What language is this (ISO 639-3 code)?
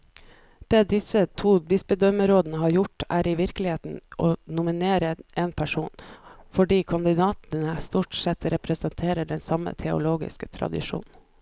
nor